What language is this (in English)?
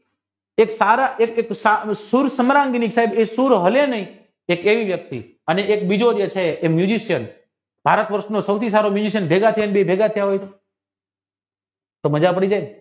Gujarati